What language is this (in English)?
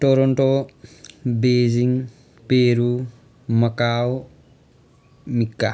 Nepali